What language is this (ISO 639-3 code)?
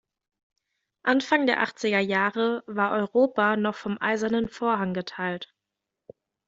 deu